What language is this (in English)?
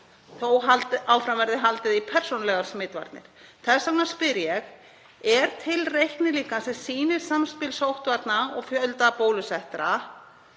Icelandic